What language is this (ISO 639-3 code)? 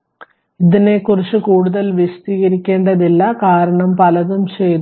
mal